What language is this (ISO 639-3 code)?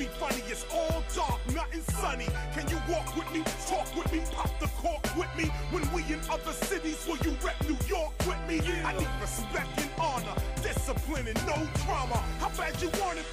ell